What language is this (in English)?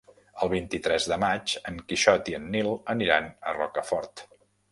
Catalan